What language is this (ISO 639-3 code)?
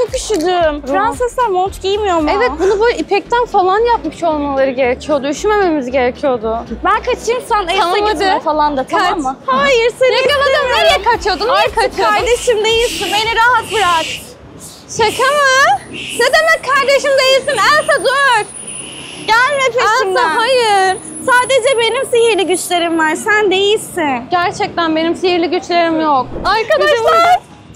tur